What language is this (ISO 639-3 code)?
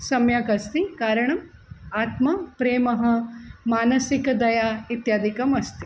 san